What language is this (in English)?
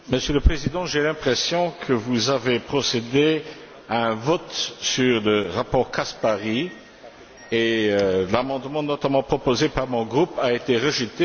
French